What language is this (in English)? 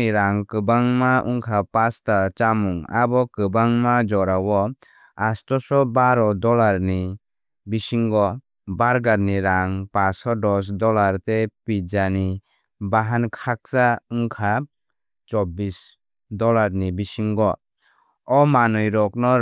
Kok Borok